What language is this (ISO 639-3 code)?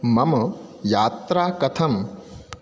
san